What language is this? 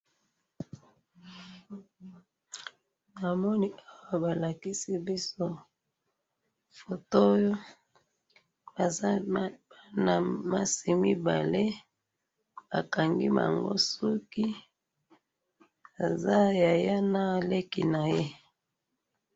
Lingala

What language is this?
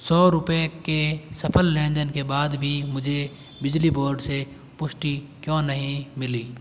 Hindi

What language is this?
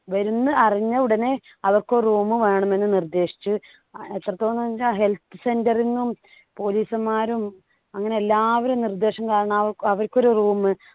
Malayalam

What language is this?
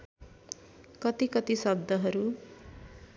Nepali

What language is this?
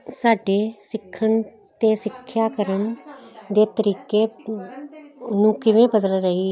Punjabi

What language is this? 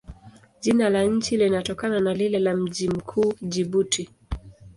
Swahili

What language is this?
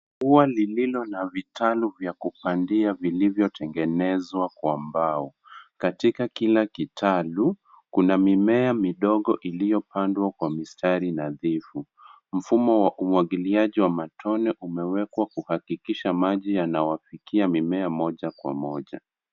Swahili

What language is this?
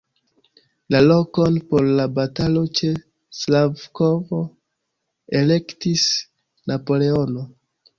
Esperanto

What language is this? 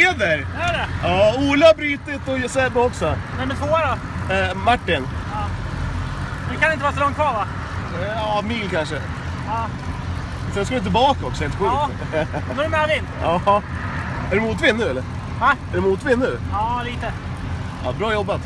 Swedish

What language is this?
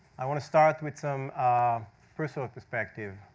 English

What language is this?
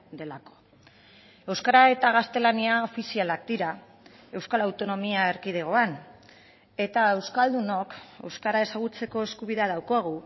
Basque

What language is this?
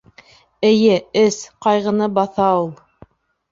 Bashkir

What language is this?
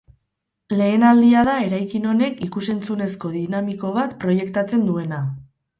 Basque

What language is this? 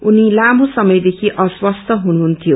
Nepali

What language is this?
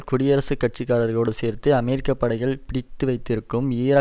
Tamil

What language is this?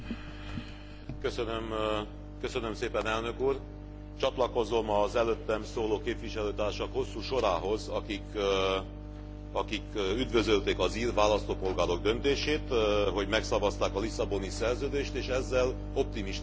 Hungarian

